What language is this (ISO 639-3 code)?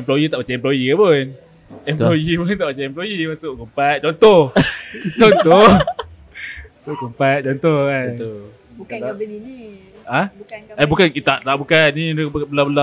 msa